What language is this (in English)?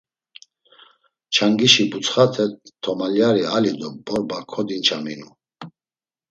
Laz